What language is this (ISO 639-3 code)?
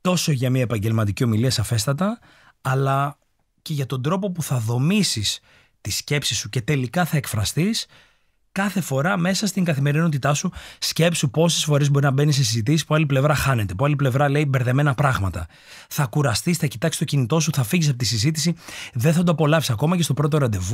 ell